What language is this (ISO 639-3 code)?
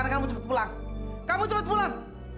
ind